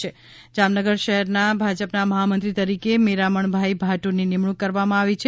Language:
Gujarati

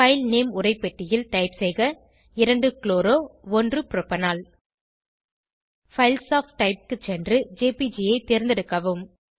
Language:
Tamil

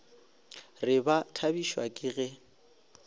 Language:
Northern Sotho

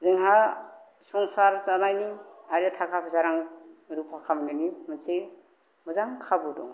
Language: Bodo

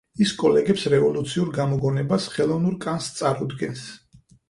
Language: Georgian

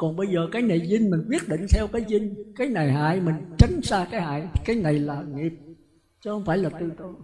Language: Vietnamese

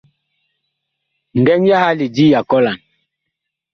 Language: Bakoko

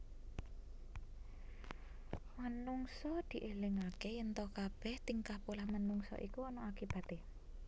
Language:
Javanese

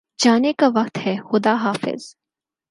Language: Urdu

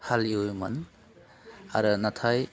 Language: Bodo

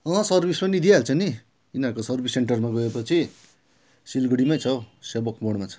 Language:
Nepali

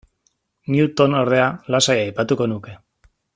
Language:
Basque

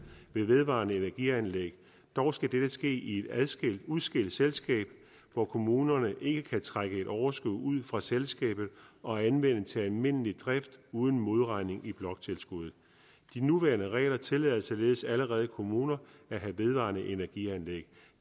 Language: Danish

